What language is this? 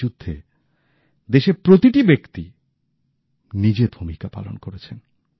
Bangla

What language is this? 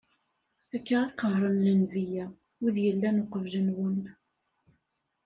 Kabyle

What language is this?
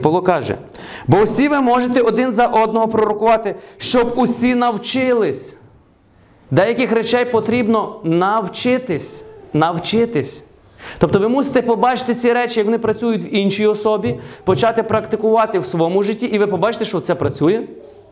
Ukrainian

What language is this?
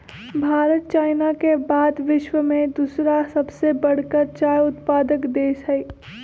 Magahi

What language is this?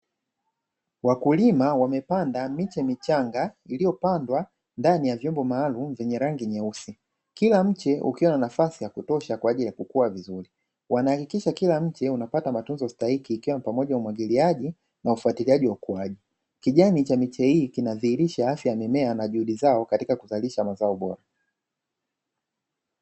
Swahili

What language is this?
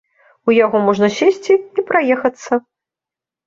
Belarusian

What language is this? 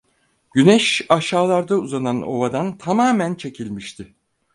Turkish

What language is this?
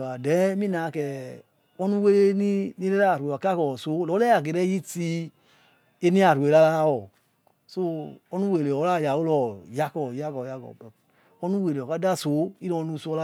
Yekhee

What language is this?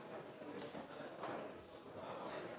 Norwegian Nynorsk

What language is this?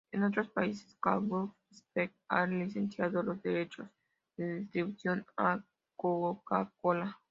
Spanish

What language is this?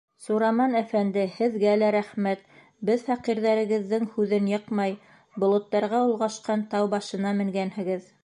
Bashkir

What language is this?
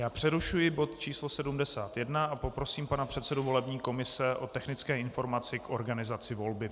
Czech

